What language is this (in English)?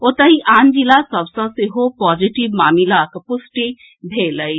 Maithili